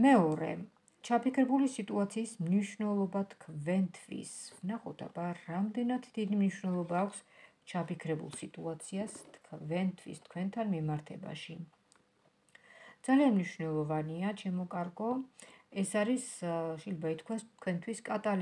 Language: Romanian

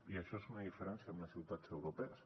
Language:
Catalan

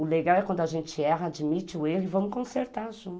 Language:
Portuguese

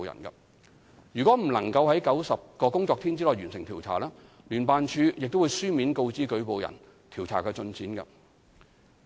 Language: Cantonese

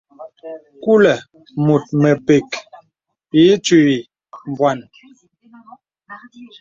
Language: Bebele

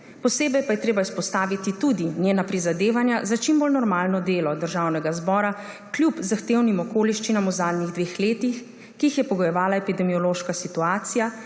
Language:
Slovenian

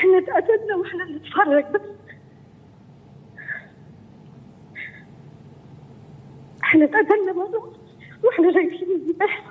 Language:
Arabic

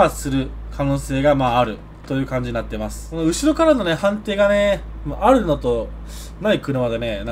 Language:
Japanese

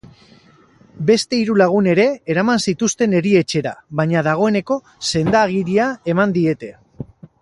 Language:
Basque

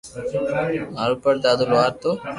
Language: Loarki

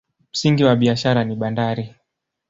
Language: Swahili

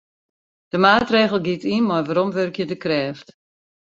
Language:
Western Frisian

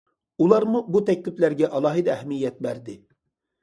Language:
Uyghur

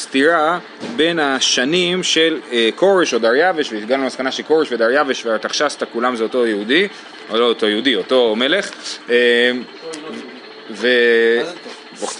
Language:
Hebrew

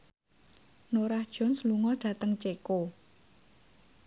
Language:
Javanese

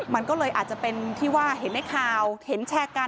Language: Thai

